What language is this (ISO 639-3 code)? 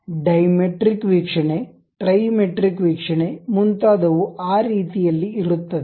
kan